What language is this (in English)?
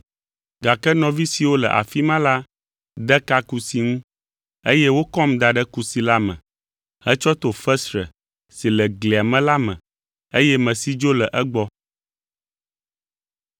Ewe